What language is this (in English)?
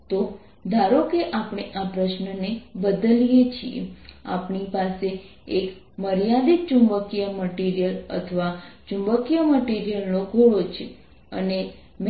Gujarati